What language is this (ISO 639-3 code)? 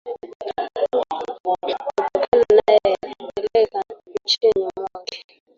swa